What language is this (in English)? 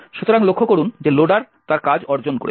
Bangla